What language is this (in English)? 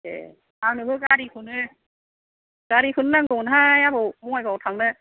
Bodo